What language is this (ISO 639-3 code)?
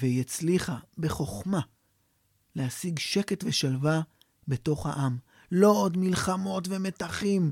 heb